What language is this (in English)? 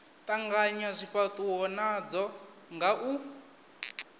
Venda